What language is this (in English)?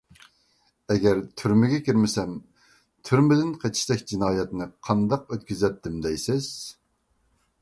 Uyghur